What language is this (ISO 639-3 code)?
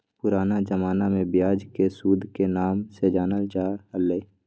mag